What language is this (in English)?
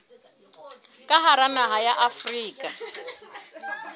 Southern Sotho